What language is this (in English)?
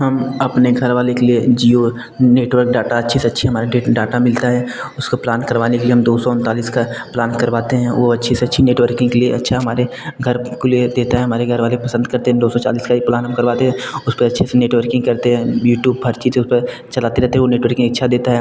Hindi